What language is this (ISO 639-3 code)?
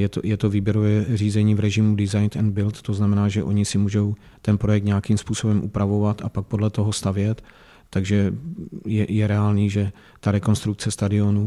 ces